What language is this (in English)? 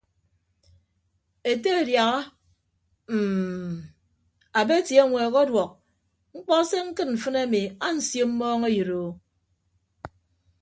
Ibibio